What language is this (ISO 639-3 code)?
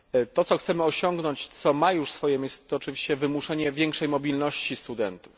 pol